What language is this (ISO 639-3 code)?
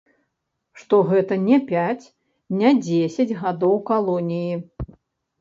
bel